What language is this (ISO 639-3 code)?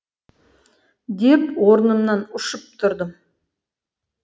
kaz